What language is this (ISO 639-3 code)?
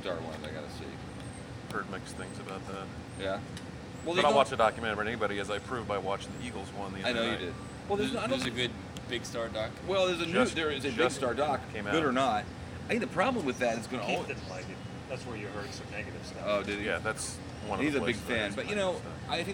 eng